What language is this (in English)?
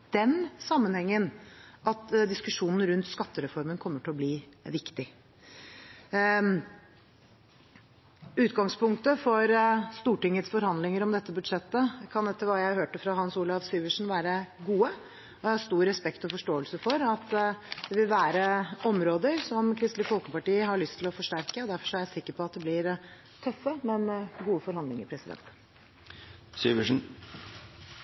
Norwegian Bokmål